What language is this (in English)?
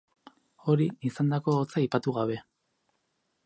Basque